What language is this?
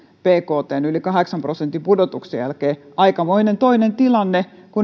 Finnish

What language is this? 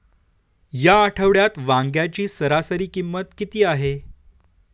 Marathi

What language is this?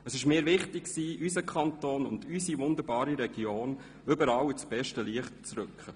Swiss German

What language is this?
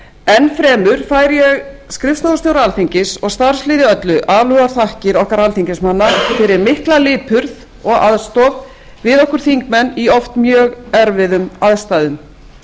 Icelandic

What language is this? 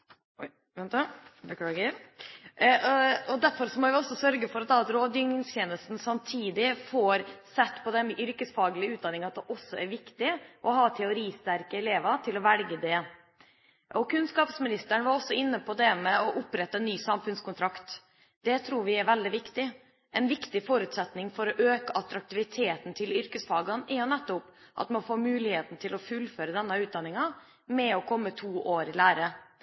Norwegian Bokmål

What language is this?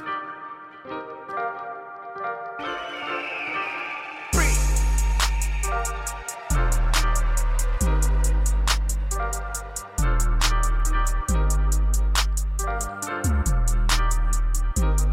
French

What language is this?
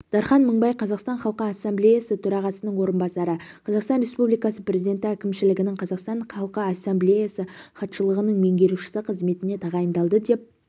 Kazakh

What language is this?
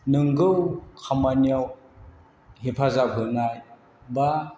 Bodo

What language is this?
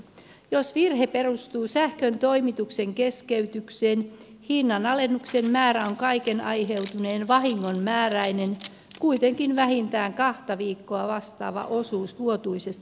Finnish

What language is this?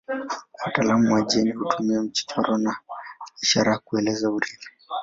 Swahili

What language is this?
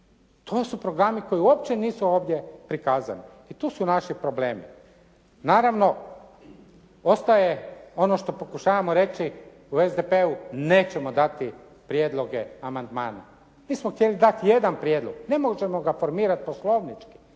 Croatian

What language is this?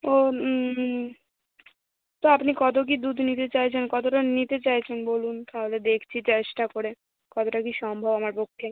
Bangla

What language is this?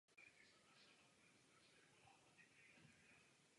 Czech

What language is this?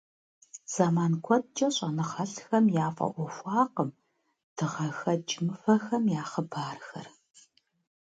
Kabardian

